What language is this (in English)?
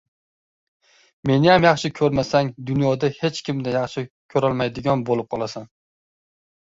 Uzbek